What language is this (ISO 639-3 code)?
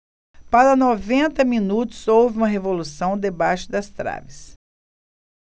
por